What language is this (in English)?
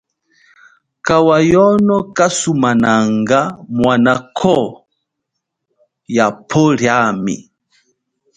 Chokwe